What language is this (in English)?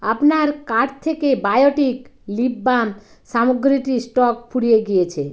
Bangla